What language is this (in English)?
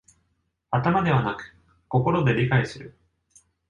Japanese